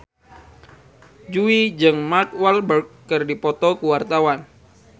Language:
Sundanese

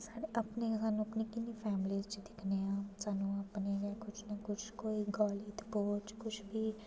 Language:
Dogri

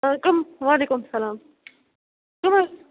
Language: Kashmiri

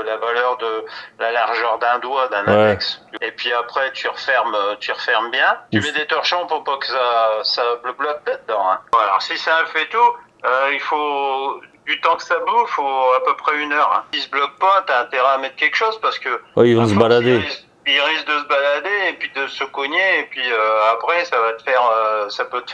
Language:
French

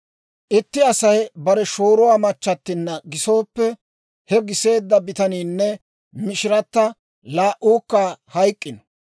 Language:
Dawro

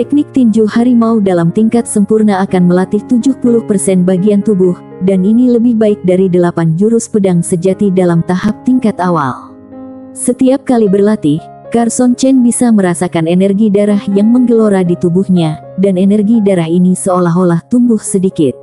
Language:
Indonesian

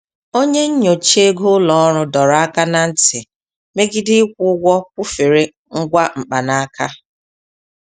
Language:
Igbo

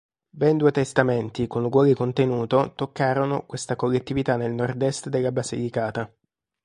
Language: Italian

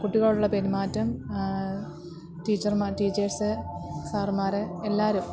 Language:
Malayalam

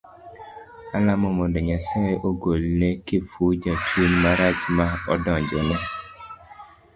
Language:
Luo (Kenya and Tanzania)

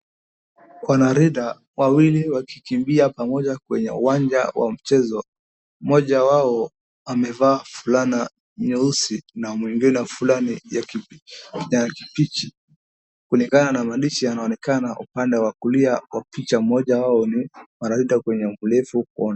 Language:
Swahili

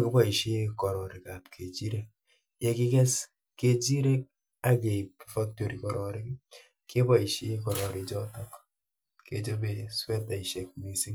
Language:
Kalenjin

